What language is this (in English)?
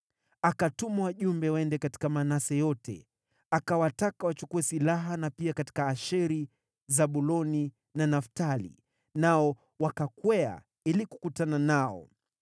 Swahili